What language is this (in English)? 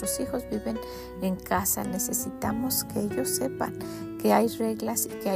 Spanish